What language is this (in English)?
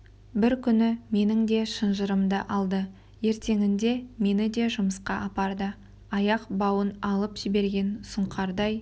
Kazakh